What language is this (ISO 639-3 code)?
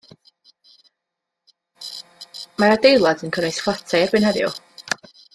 cym